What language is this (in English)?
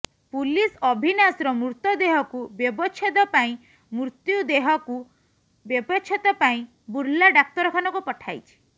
Odia